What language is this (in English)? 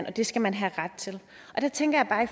Danish